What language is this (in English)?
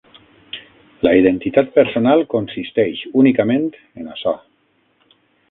Catalan